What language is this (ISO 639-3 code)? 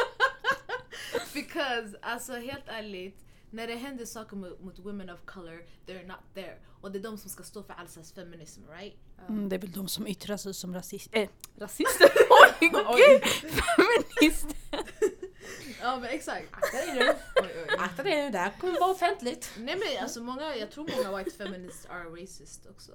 swe